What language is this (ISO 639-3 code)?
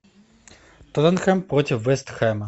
rus